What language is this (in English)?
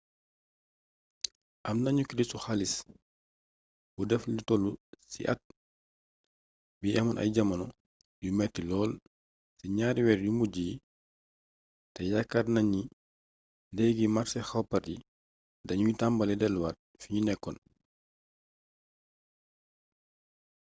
Wolof